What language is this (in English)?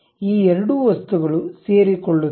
Kannada